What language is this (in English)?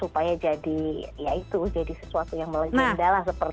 Indonesian